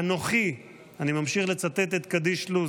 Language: Hebrew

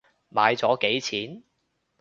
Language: Cantonese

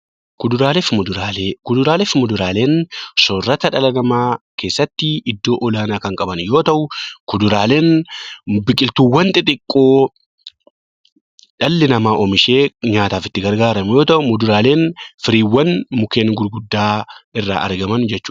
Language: Oromo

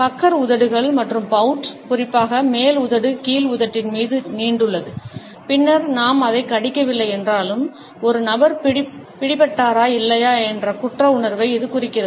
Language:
Tamil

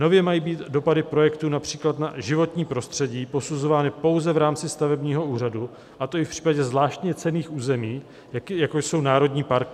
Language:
Czech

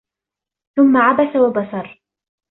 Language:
Arabic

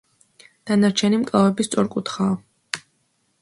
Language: Georgian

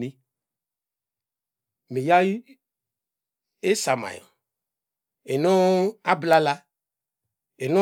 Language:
Degema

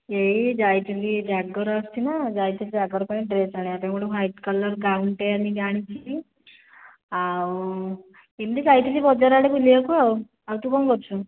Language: Odia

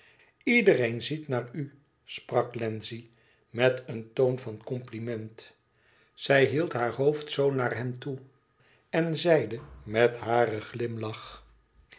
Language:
Dutch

